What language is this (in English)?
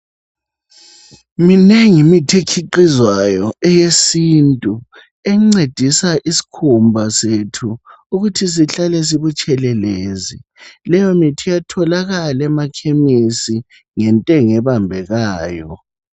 North Ndebele